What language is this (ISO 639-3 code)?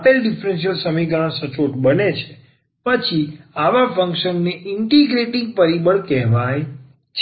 guj